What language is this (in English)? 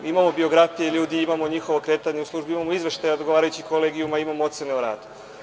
Serbian